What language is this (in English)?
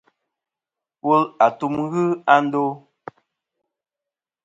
Kom